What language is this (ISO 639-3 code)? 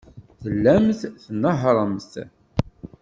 kab